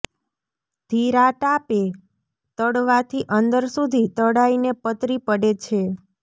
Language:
Gujarati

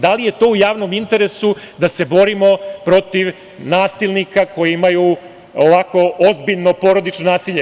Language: Serbian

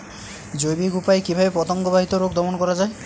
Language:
Bangla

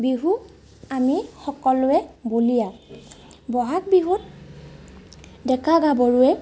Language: Assamese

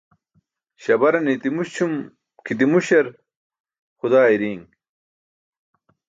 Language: Burushaski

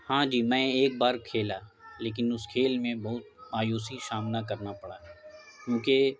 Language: Urdu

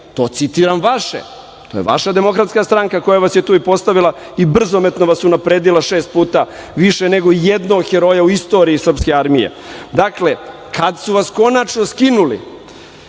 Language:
Serbian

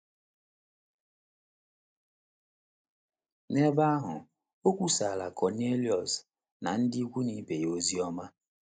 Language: Igbo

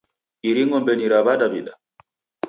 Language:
Taita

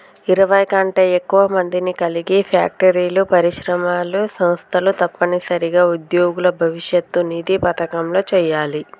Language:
Telugu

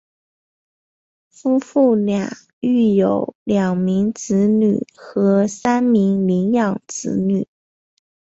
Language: Chinese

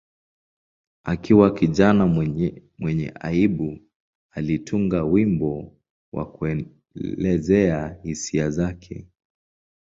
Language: Swahili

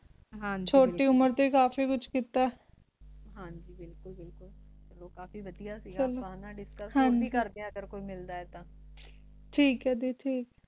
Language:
Punjabi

